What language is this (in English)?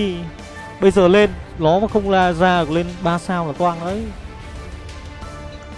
Vietnamese